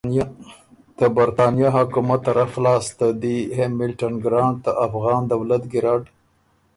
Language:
Ormuri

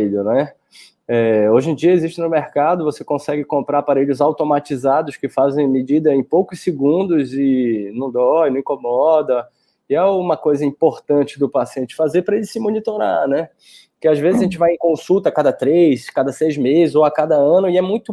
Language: Portuguese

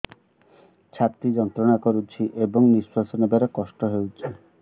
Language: Odia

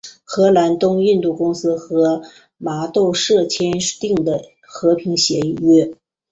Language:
Chinese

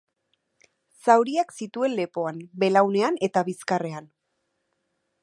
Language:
Basque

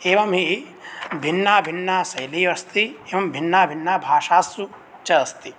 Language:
Sanskrit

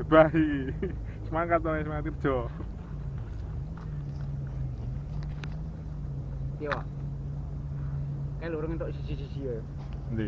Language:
Javanese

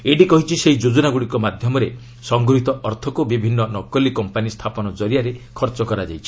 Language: Odia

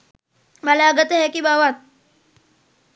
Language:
Sinhala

